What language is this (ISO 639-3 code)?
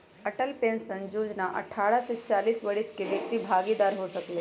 mag